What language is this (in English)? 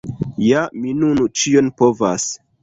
Esperanto